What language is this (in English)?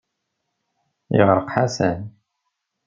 Kabyle